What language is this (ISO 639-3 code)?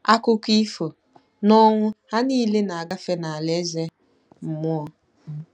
ibo